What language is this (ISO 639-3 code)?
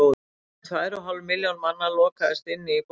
isl